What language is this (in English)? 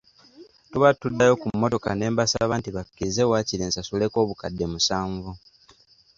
Ganda